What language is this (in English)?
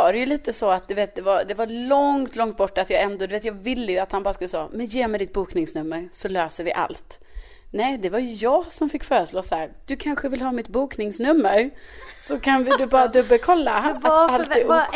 Swedish